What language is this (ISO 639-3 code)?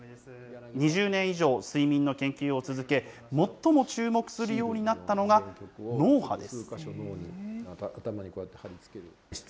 jpn